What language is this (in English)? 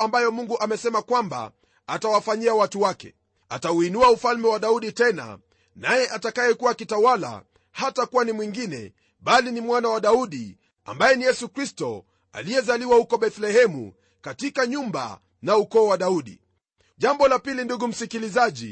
Swahili